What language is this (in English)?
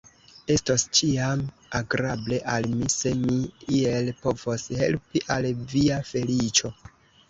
Esperanto